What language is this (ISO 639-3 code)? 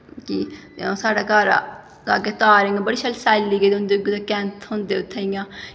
doi